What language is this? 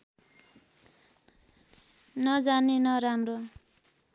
Nepali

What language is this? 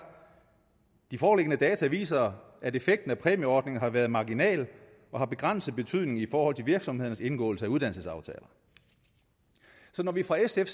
Danish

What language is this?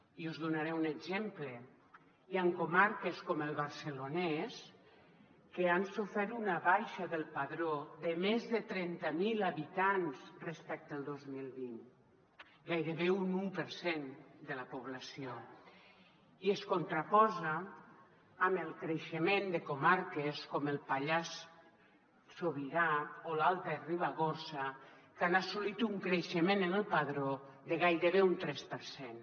Catalan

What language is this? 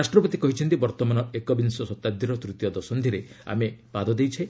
Odia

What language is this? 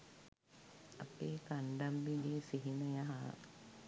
Sinhala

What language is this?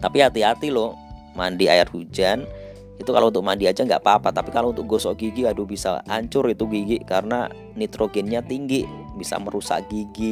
Indonesian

